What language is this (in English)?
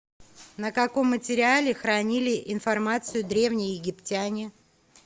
Russian